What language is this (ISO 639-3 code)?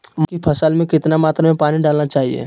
mag